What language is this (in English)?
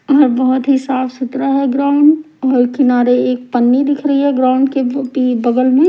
Hindi